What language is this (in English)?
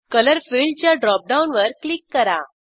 Marathi